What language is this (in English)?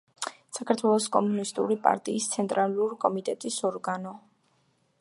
Georgian